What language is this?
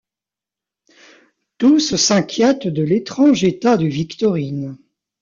French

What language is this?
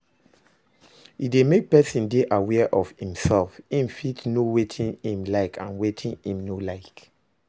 Nigerian Pidgin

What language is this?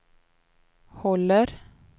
Swedish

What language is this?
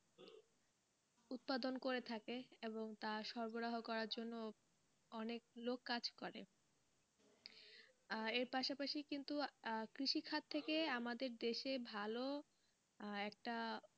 Bangla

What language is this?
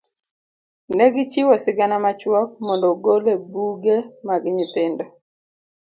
Luo (Kenya and Tanzania)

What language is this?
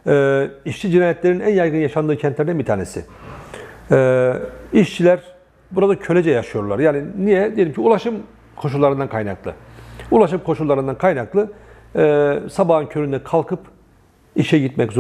Turkish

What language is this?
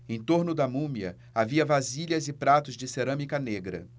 Portuguese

